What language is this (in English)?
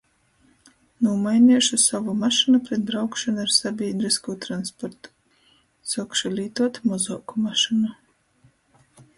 Latgalian